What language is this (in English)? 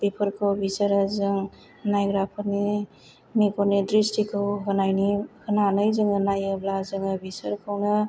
Bodo